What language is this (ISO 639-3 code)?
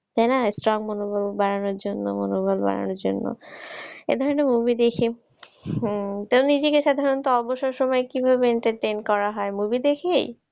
ben